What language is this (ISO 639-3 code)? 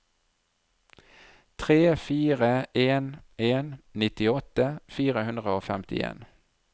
nor